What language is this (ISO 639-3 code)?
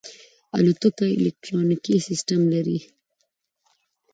pus